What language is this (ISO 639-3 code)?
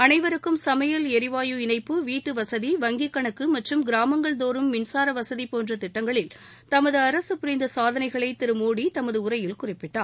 tam